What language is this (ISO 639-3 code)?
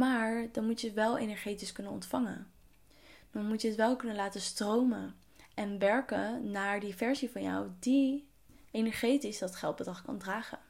nld